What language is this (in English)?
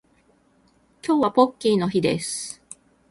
Japanese